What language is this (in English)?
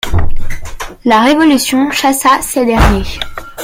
French